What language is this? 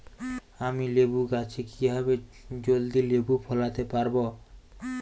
Bangla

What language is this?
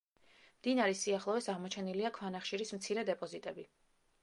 Georgian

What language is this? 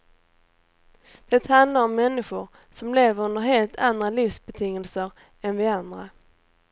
Swedish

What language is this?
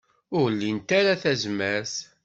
Kabyle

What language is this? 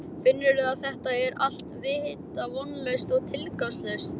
Icelandic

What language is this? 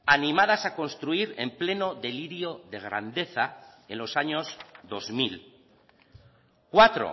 Spanish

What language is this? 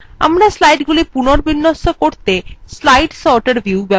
Bangla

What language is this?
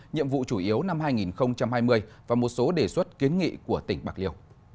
Vietnamese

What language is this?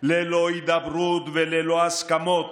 Hebrew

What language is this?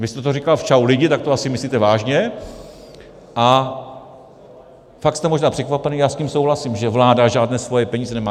Czech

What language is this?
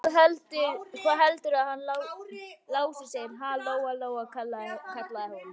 Icelandic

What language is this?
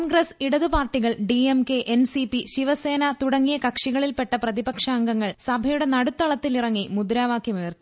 Malayalam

